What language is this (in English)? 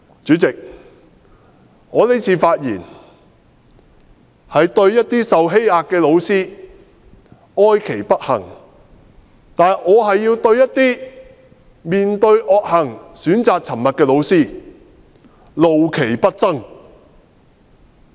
Cantonese